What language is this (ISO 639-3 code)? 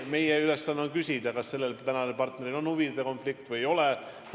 est